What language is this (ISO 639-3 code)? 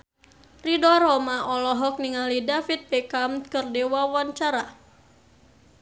sun